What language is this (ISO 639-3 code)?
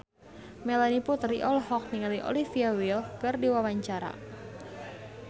sun